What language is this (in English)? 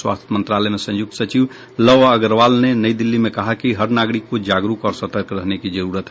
Hindi